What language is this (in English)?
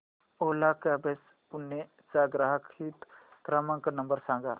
Marathi